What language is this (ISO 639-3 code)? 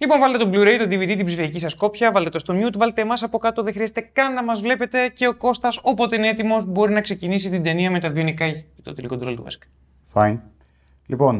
ell